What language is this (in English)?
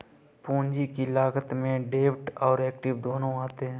Hindi